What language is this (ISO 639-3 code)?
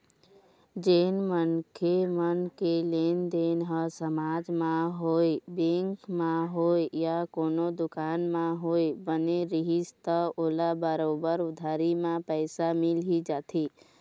hne